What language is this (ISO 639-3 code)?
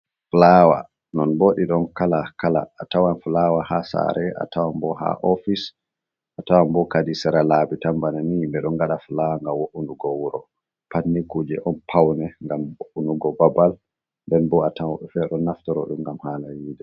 ful